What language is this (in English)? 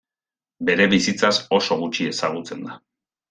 Basque